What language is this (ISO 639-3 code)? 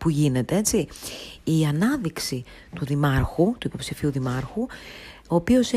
ell